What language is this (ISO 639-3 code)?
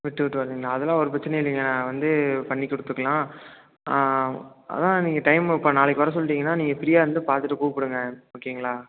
tam